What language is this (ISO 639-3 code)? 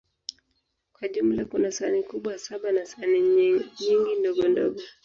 swa